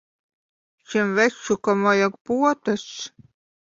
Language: Latvian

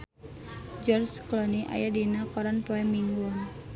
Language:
Sundanese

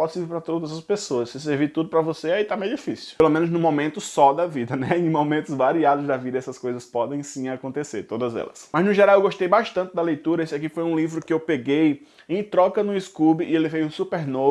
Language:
Portuguese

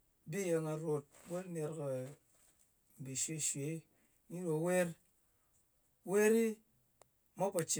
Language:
Ngas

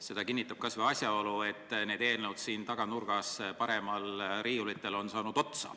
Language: Estonian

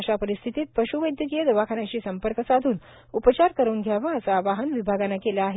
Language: Marathi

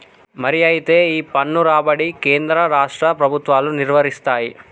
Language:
Telugu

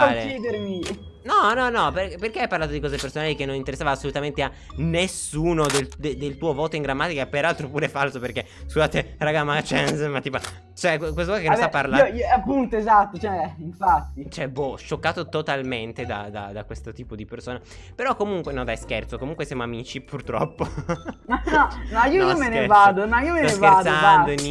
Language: Italian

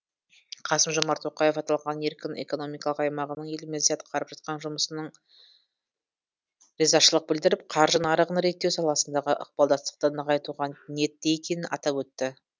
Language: Kazakh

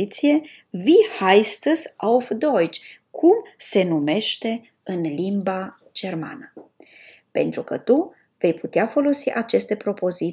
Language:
Romanian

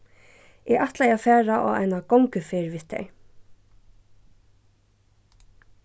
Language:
Faroese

